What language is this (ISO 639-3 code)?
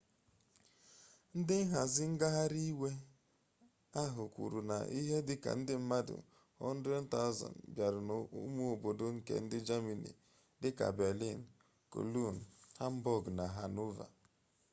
ibo